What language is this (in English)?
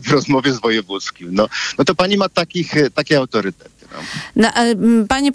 Polish